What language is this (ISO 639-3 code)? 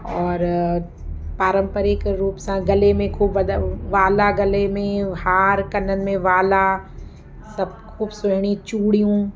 snd